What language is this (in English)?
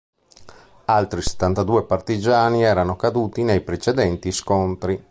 Italian